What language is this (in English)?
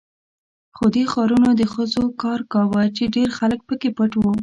Pashto